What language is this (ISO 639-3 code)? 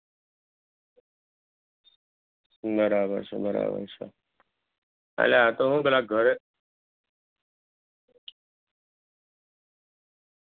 guj